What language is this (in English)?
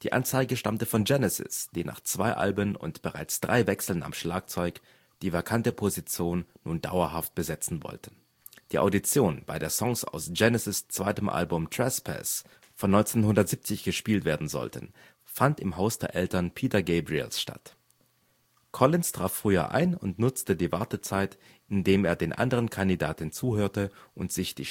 German